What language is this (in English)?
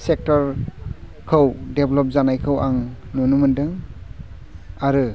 Bodo